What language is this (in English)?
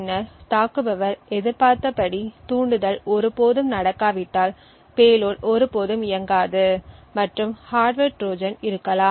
Tamil